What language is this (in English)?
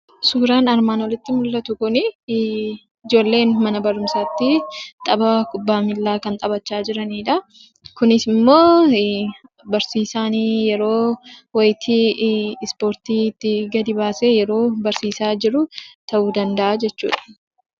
Oromo